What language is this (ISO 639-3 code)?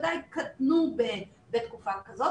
heb